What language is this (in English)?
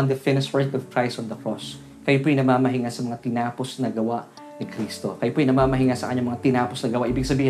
Filipino